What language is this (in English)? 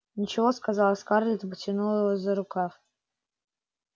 Russian